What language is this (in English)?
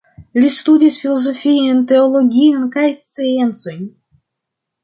Esperanto